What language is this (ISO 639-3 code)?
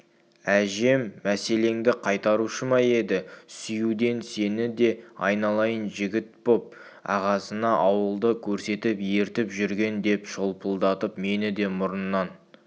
kaz